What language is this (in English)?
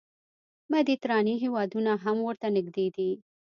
Pashto